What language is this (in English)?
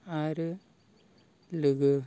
Bodo